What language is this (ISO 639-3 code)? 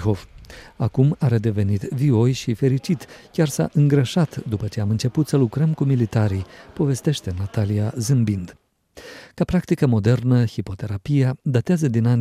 ron